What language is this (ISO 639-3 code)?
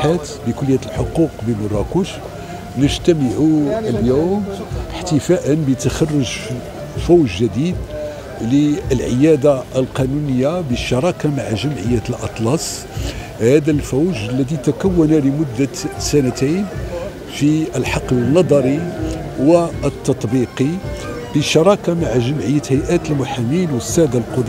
ara